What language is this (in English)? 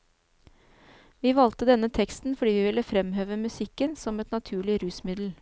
Norwegian